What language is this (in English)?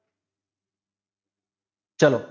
Gujarati